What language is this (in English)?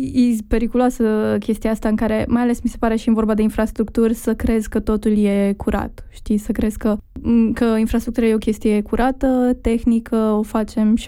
Romanian